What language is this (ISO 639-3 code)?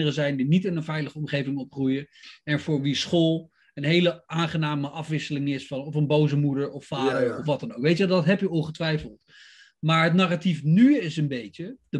nld